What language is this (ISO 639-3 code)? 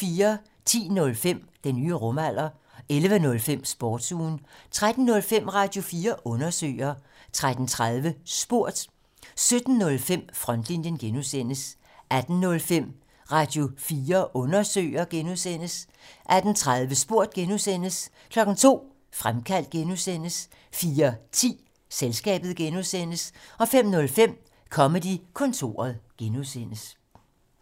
dan